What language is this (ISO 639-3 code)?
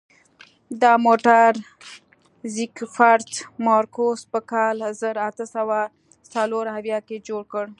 pus